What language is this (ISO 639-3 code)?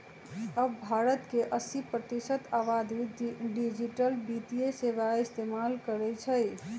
mag